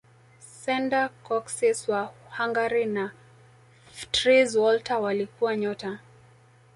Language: Swahili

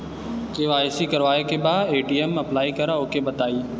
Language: Bhojpuri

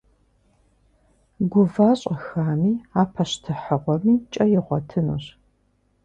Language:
Kabardian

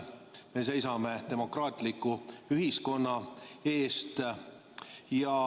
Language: Estonian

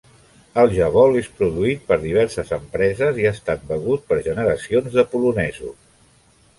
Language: Catalan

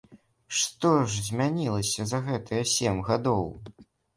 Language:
Belarusian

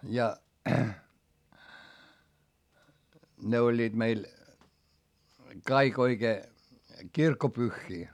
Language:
Finnish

